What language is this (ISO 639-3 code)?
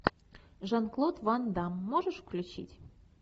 rus